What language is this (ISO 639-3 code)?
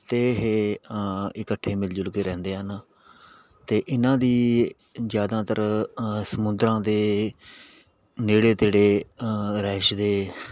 pan